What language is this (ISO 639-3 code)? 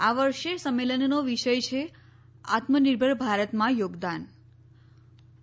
guj